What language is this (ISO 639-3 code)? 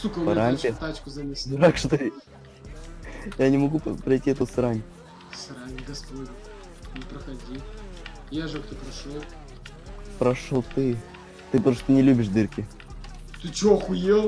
rus